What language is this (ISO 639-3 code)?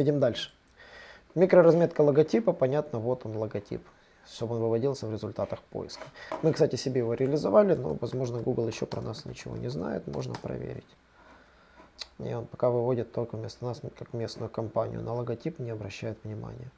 rus